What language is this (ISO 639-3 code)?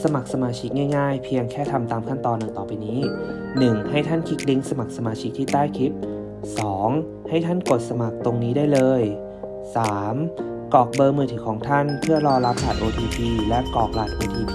tha